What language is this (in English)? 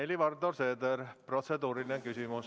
Estonian